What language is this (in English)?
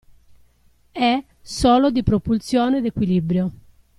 Italian